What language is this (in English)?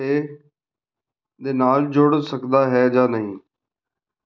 Punjabi